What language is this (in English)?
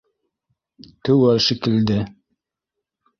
Bashkir